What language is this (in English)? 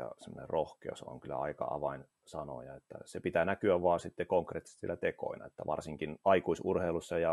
Finnish